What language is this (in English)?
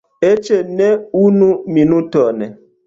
Esperanto